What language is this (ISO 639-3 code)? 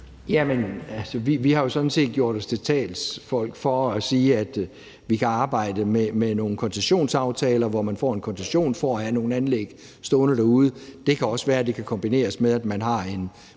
dan